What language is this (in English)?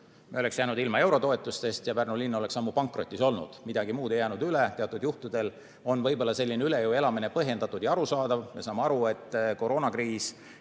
Estonian